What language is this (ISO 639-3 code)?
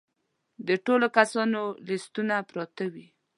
pus